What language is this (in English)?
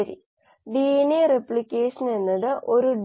Malayalam